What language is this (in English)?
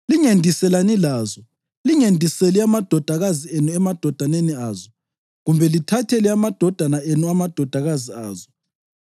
North Ndebele